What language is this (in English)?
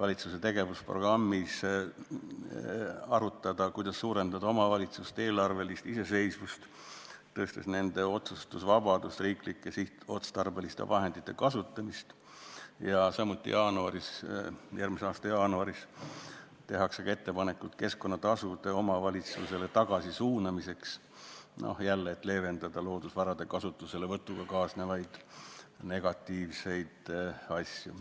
Estonian